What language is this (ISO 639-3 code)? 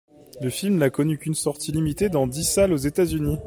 fra